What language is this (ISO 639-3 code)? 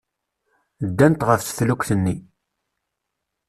kab